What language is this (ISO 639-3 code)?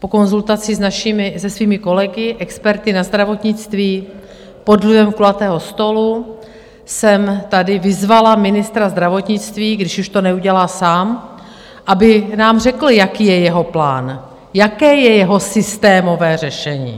ces